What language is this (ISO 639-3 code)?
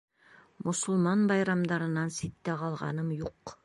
bak